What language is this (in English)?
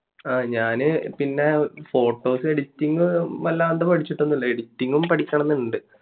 Malayalam